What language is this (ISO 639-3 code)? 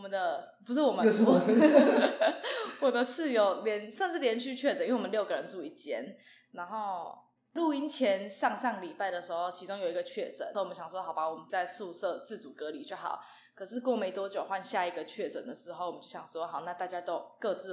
zho